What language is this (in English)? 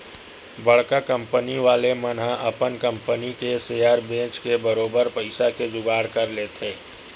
Chhattisgarhi